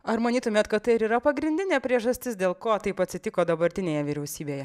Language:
Lithuanian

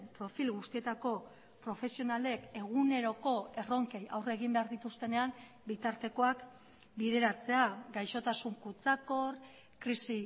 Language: Basque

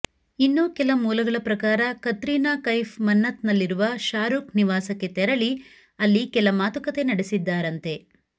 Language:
Kannada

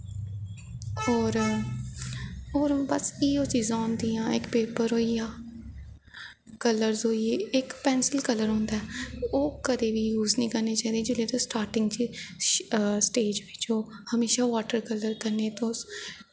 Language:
Dogri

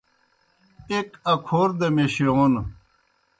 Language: Kohistani Shina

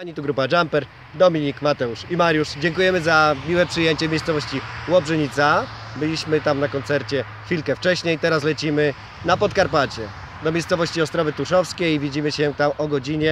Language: Polish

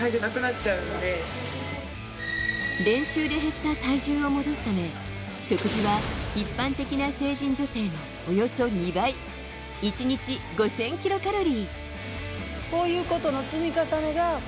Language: Japanese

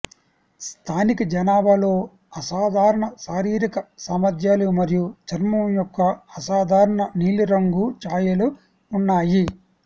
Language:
Telugu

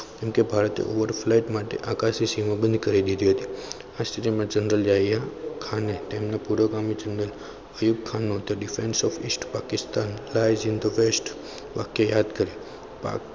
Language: Gujarati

